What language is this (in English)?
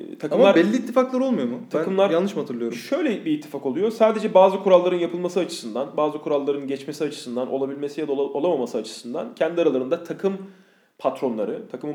Turkish